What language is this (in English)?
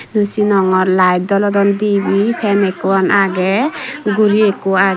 Chakma